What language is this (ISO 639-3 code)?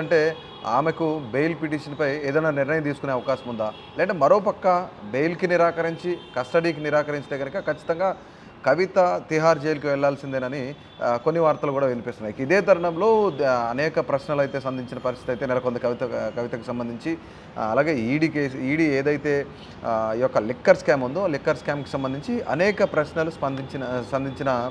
tel